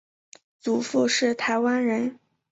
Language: Chinese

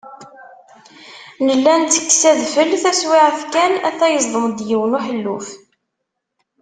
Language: Kabyle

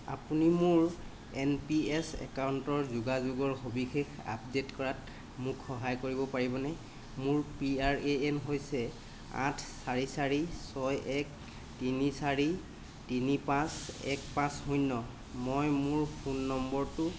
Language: Assamese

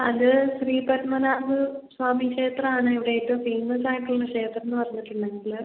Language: Malayalam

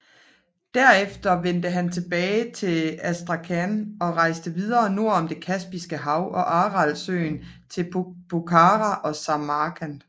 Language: Danish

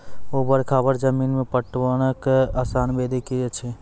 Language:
Maithili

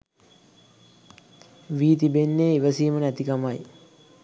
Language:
Sinhala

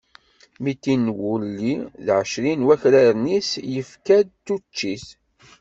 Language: Kabyle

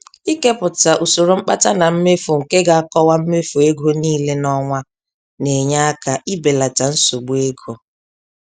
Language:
Igbo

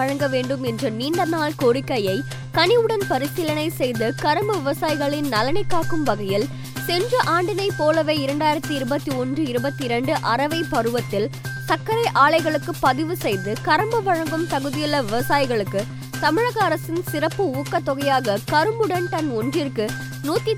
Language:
Tamil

